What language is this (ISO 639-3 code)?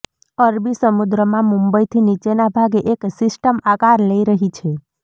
guj